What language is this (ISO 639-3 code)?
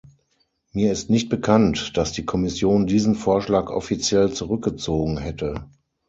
deu